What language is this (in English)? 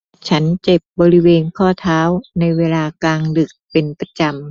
Thai